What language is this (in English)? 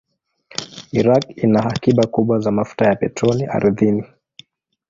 Swahili